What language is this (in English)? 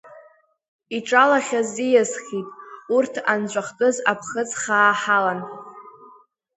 Abkhazian